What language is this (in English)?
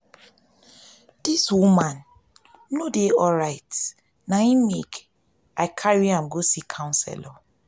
Nigerian Pidgin